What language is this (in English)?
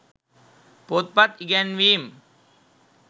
Sinhala